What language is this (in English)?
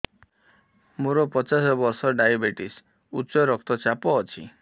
Odia